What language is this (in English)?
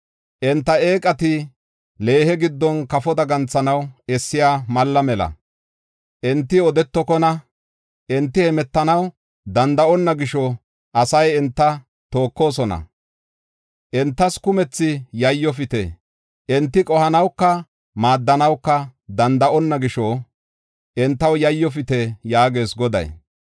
Gofa